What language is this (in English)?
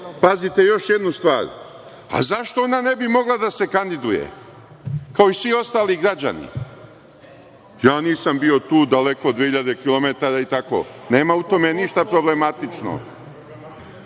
Serbian